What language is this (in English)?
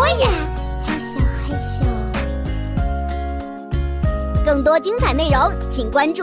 Chinese